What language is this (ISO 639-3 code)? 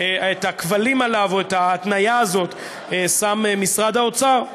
heb